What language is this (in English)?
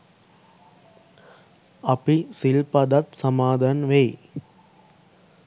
Sinhala